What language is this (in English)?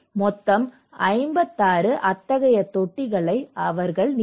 Tamil